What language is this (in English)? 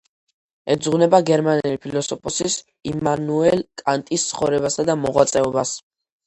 Georgian